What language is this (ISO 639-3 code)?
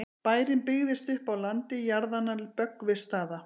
isl